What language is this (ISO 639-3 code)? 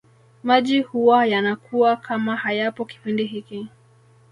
swa